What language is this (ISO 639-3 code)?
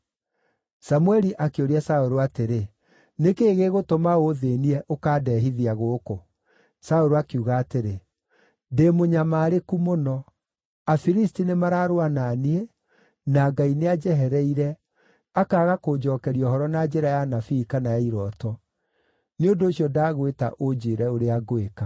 kik